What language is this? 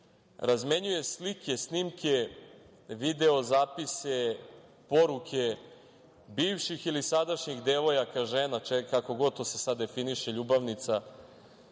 Serbian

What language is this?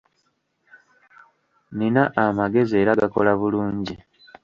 Ganda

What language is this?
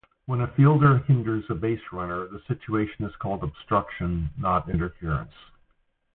English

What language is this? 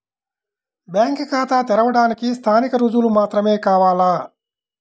Telugu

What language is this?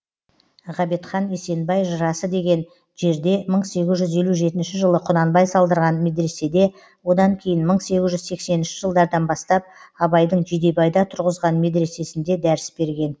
Kazakh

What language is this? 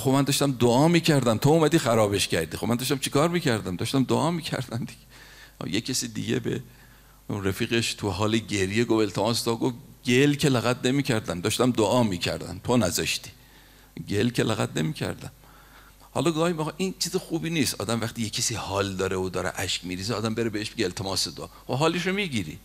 Persian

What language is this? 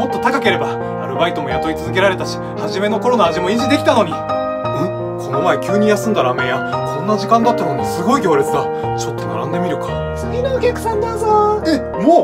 Japanese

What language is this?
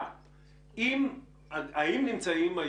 Hebrew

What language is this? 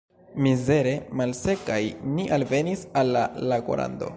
Esperanto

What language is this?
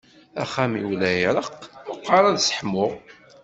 Kabyle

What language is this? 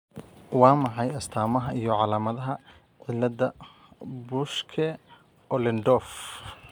Somali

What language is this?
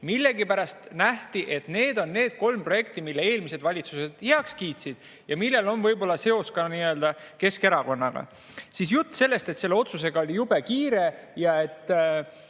Estonian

